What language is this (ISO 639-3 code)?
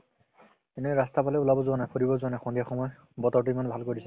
asm